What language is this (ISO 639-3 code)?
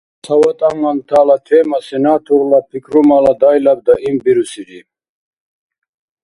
dar